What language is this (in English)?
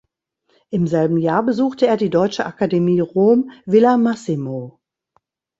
German